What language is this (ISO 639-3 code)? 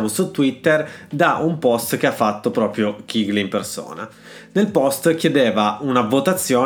ita